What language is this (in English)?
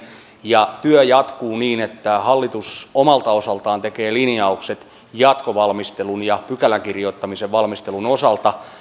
Finnish